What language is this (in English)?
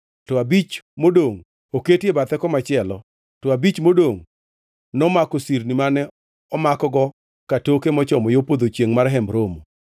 Luo (Kenya and Tanzania)